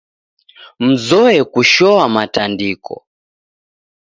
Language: Taita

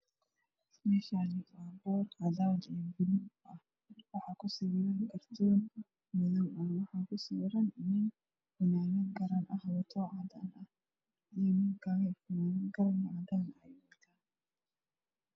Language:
Somali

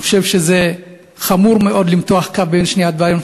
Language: Hebrew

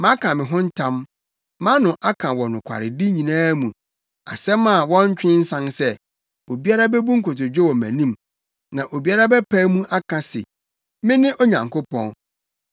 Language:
Akan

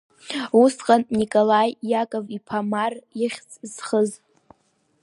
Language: Abkhazian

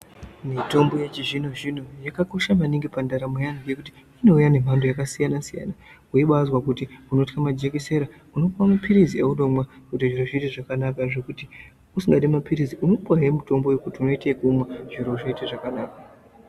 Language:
Ndau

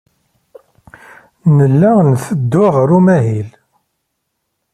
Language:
Kabyle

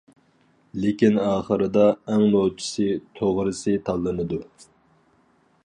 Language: Uyghur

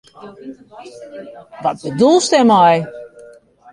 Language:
Western Frisian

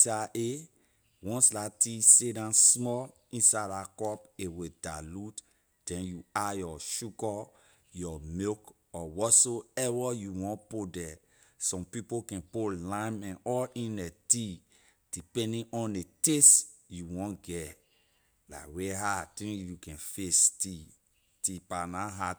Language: Liberian English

